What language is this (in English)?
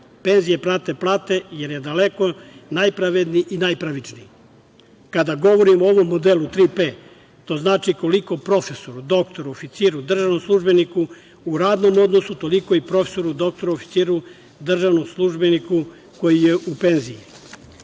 Serbian